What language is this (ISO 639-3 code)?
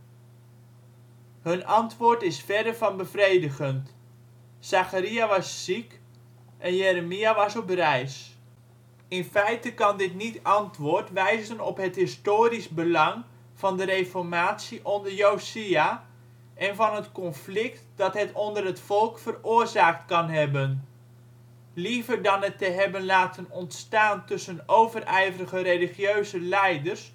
nld